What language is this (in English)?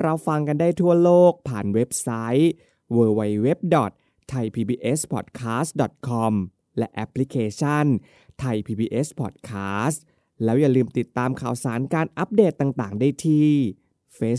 Thai